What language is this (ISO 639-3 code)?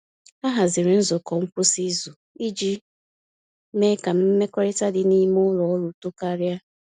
ibo